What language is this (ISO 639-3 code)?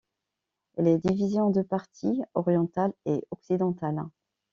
fra